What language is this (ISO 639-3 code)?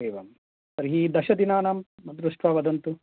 san